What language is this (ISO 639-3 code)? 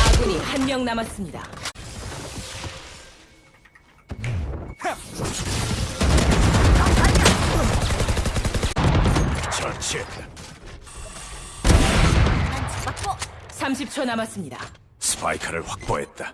kor